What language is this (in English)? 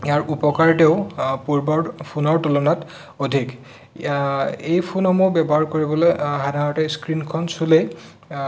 Assamese